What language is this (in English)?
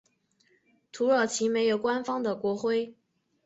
Chinese